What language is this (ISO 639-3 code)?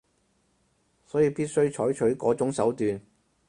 yue